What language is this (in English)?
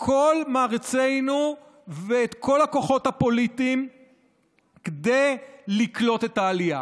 Hebrew